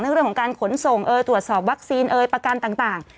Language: Thai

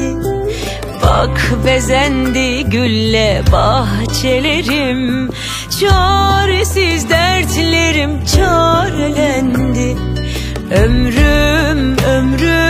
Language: Turkish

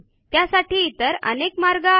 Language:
Marathi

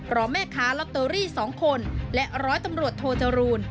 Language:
Thai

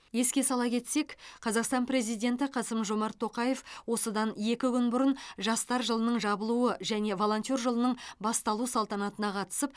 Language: Kazakh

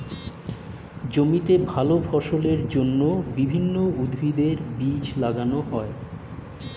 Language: Bangla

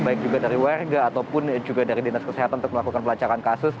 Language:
Indonesian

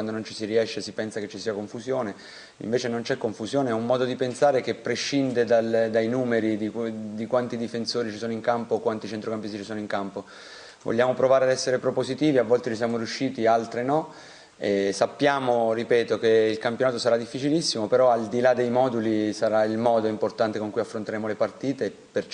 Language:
Italian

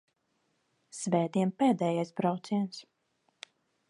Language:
Latvian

